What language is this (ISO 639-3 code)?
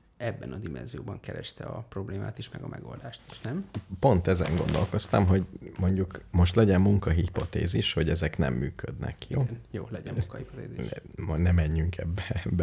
hun